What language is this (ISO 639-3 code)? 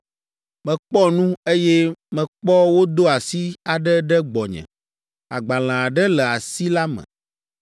ewe